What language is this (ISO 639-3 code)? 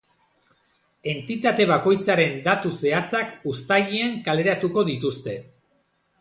eus